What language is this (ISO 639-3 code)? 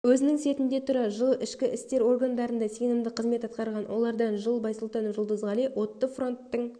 kaz